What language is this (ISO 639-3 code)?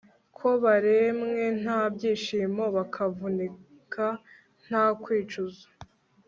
kin